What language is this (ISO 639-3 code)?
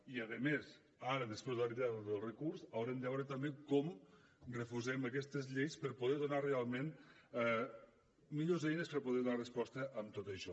cat